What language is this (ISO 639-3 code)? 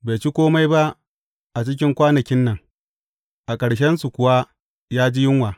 hau